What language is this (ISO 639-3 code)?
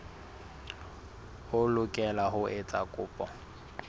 sot